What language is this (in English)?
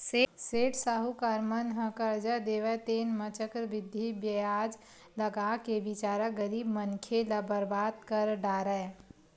Chhattisgarhi